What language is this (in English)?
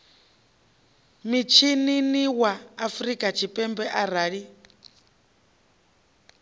Venda